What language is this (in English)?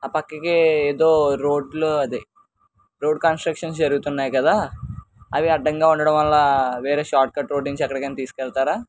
Telugu